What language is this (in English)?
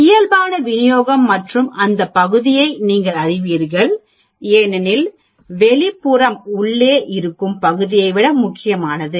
Tamil